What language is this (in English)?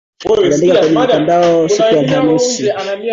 Swahili